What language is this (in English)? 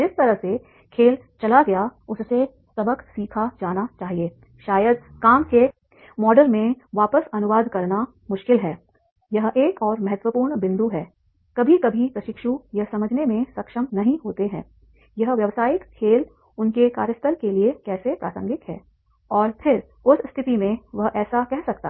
Hindi